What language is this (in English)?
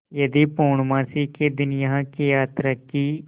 Hindi